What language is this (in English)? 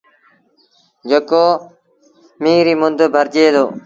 Sindhi Bhil